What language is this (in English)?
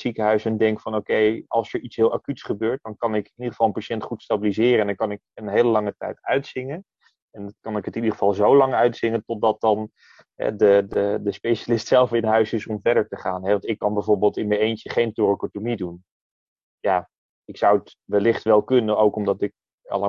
Dutch